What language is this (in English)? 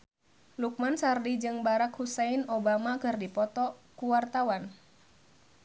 Sundanese